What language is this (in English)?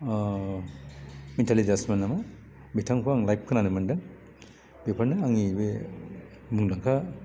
Bodo